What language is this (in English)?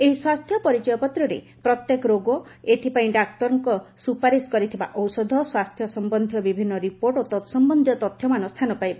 Odia